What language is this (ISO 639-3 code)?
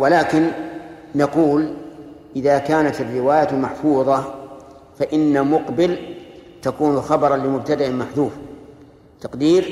ara